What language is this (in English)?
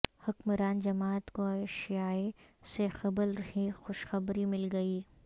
Urdu